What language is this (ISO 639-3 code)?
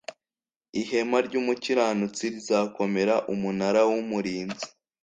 kin